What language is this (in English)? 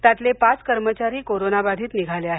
Marathi